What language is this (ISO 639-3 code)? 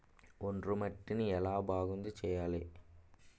tel